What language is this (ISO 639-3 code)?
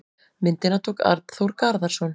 isl